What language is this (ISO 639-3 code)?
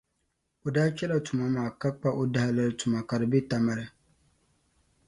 dag